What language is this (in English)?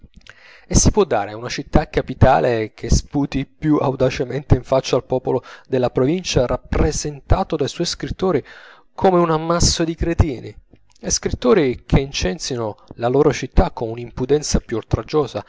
Italian